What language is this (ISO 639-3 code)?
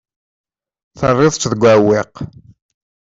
kab